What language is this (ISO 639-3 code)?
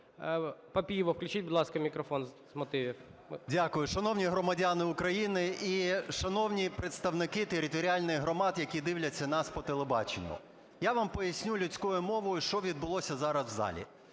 ukr